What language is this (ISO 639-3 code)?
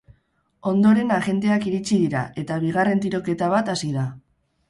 eus